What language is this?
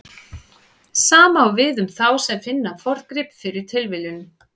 Icelandic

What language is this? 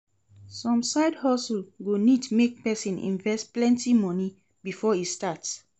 Nigerian Pidgin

